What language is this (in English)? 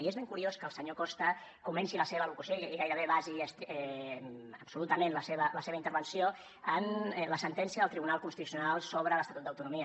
Catalan